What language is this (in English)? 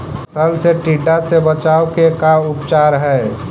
Magahi